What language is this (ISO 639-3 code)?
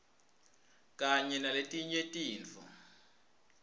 ssw